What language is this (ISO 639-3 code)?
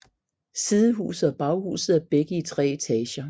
dan